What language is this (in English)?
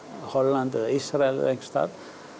Icelandic